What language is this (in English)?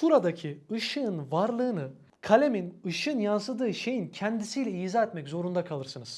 Turkish